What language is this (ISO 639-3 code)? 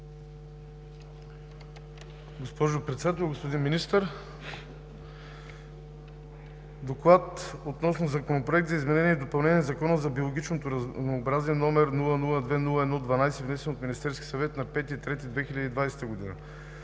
bul